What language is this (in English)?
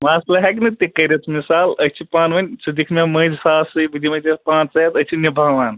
Kashmiri